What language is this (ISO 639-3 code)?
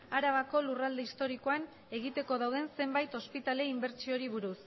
eus